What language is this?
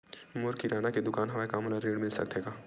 Chhattisgarhi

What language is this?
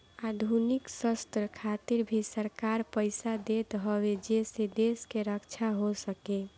Bhojpuri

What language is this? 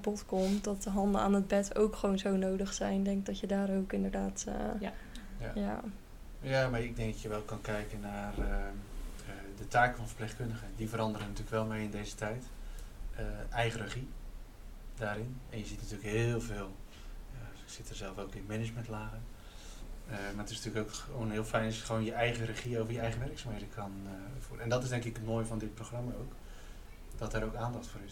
Dutch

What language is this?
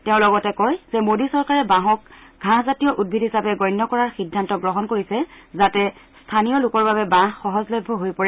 Assamese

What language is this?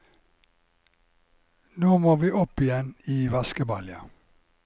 Norwegian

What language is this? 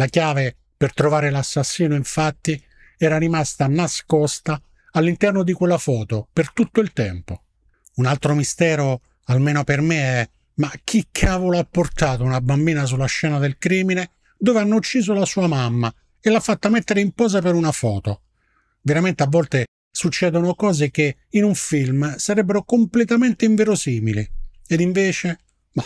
Italian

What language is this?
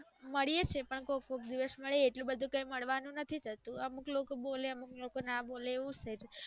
Gujarati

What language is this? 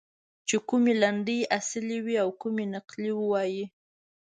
Pashto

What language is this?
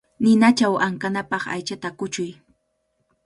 Cajatambo North Lima Quechua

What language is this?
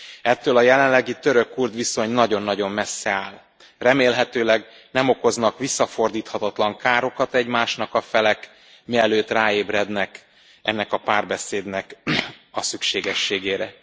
Hungarian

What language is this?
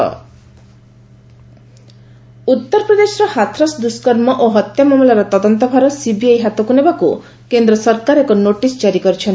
Odia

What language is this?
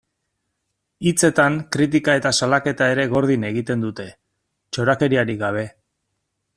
Basque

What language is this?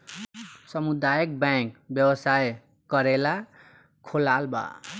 Bhojpuri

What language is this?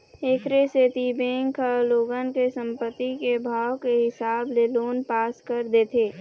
Chhattisgarhi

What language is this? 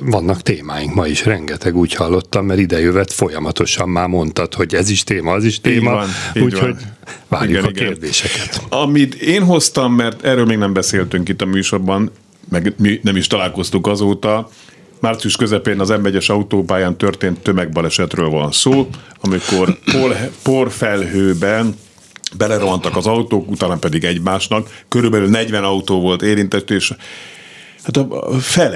Hungarian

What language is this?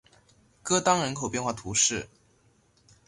Chinese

